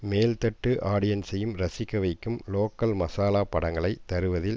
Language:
Tamil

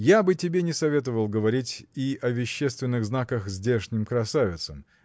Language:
Russian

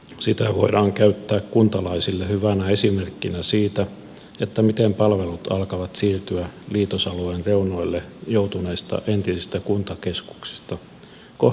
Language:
Finnish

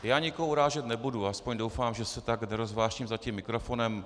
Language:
Czech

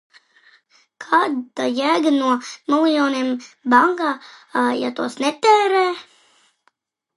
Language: Latvian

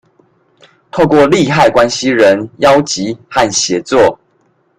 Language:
Chinese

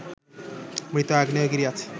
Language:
Bangla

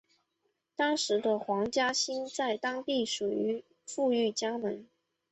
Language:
Chinese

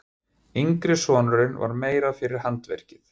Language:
Icelandic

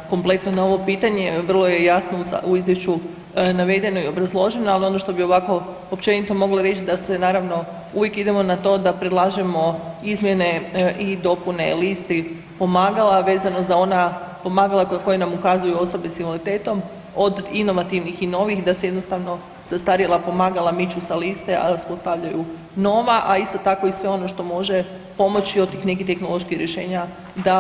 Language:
Croatian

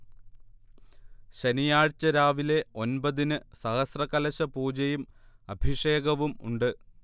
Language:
Malayalam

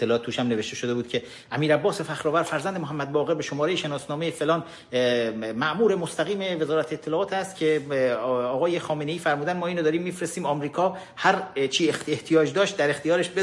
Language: Persian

